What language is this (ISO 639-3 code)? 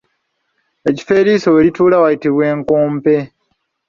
lug